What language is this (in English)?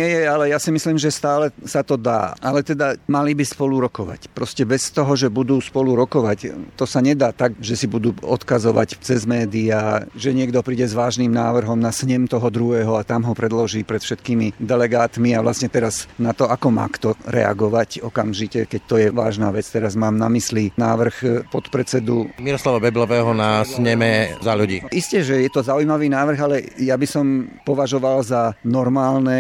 Slovak